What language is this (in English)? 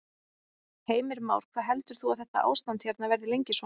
Icelandic